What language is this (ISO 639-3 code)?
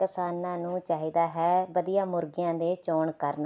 pan